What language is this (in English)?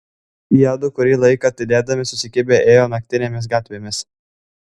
Lithuanian